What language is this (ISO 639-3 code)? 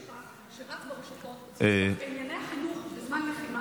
heb